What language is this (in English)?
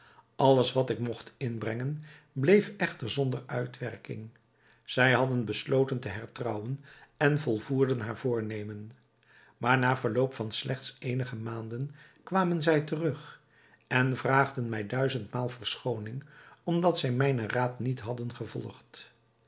Dutch